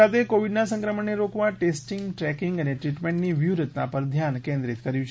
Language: Gujarati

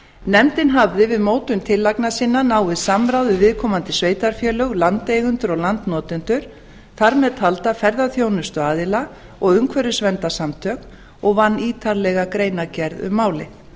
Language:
Icelandic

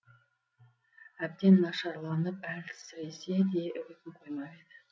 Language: Kazakh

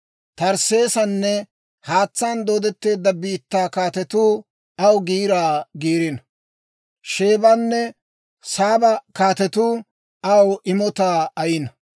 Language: Dawro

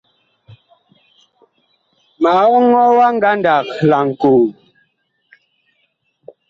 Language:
Bakoko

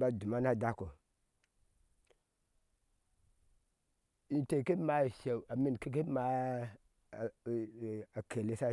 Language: Ashe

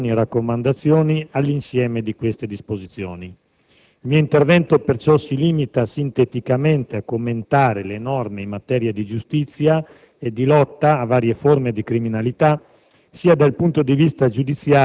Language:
Italian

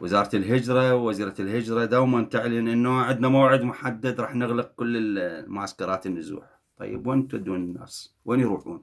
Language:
Arabic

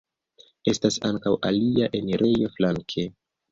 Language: Esperanto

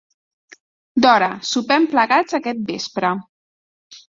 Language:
Catalan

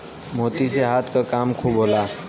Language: Bhojpuri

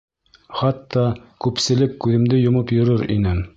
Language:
Bashkir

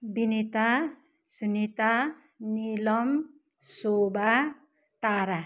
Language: Nepali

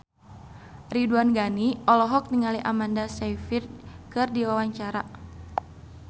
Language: Sundanese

